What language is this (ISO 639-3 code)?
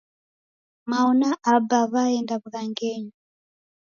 dav